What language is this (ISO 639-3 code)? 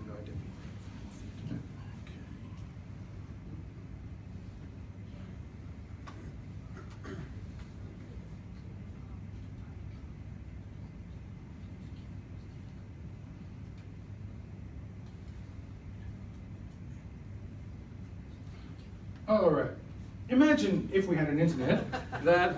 eng